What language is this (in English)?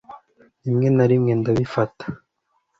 Kinyarwanda